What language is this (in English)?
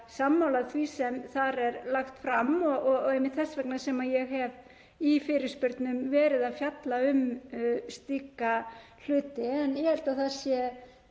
Icelandic